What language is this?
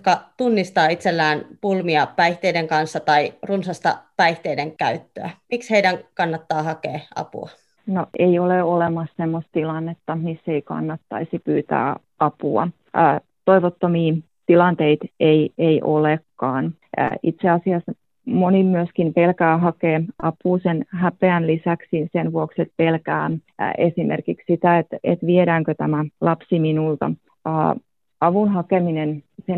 Finnish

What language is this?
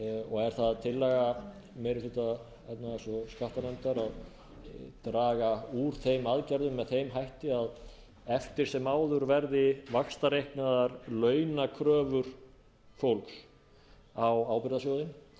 Icelandic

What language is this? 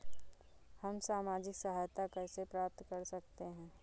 Hindi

